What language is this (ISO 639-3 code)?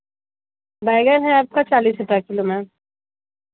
hin